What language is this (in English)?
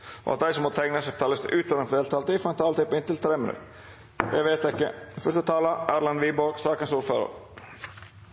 Norwegian Nynorsk